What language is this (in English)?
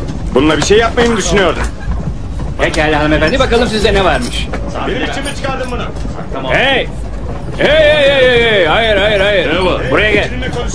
Turkish